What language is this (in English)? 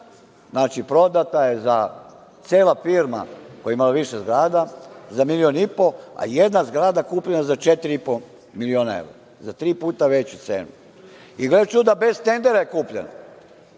Serbian